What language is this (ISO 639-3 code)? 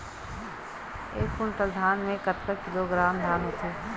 hne